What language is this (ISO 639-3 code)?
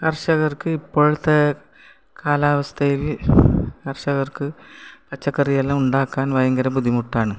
mal